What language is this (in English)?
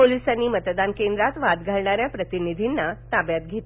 Marathi